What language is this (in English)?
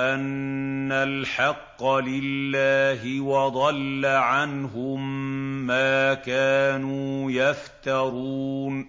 Arabic